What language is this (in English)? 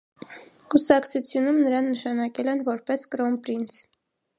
Armenian